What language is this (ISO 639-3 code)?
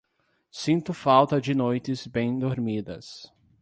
por